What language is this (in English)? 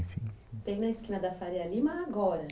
Portuguese